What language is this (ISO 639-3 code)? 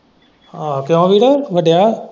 pan